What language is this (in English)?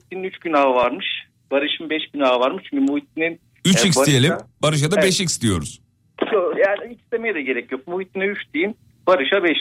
Turkish